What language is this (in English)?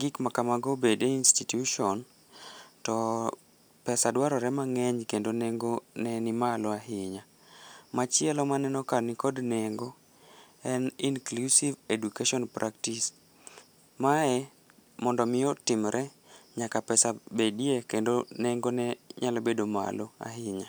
Luo (Kenya and Tanzania)